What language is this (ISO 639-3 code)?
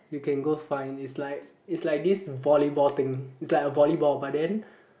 eng